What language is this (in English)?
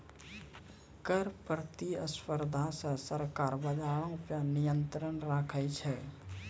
Maithili